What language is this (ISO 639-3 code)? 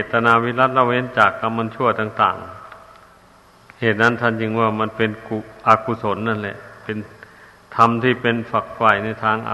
tha